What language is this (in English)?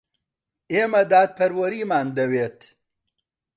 Central Kurdish